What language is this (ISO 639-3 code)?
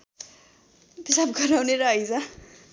nep